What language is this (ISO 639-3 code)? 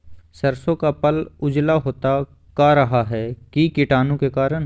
mag